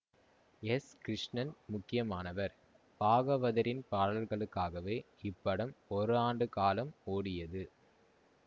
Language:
Tamil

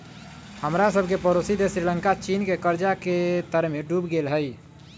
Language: Magahi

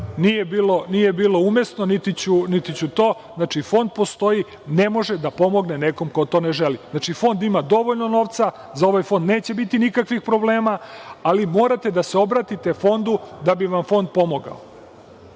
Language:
Serbian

